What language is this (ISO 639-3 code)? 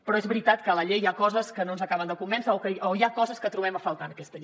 cat